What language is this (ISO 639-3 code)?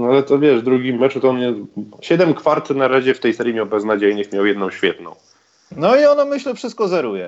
pol